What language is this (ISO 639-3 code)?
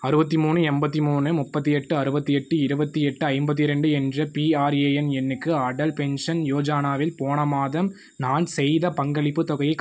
tam